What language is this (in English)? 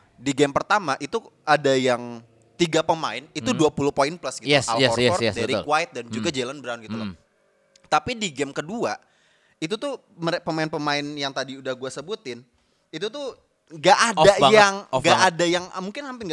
Indonesian